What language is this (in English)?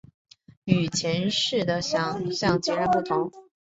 Chinese